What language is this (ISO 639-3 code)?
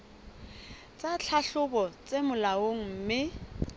sot